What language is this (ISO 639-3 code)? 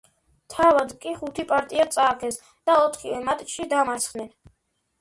kat